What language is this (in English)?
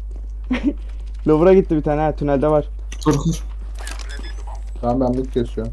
Turkish